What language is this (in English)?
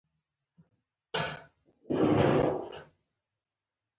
Pashto